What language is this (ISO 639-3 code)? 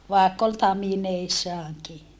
fin